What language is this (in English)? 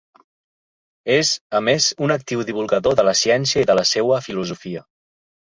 Catalan